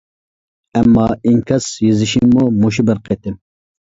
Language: Uyghur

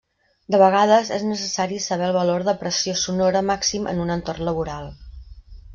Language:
Catalan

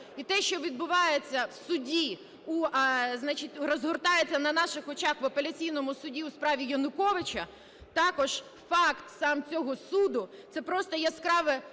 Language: Ukrainian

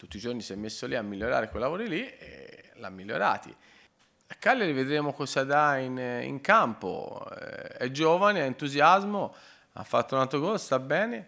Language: Italian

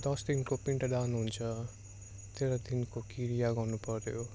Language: Nepali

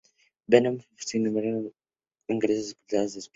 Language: Spanish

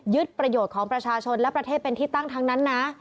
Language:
Thai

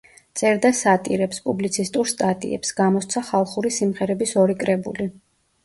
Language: Georgian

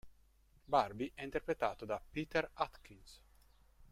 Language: Italian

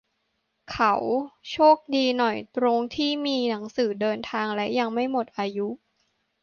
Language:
Thai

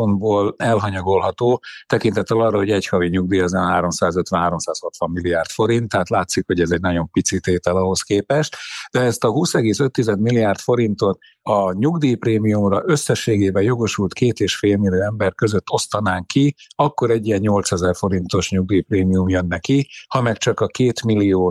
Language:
Hungarian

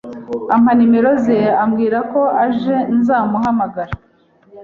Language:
Kinyarwanda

